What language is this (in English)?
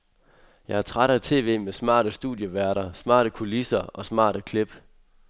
Danish